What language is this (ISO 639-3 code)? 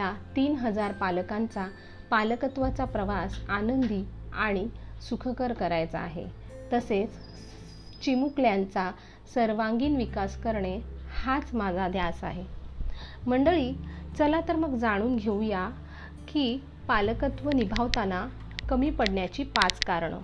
mar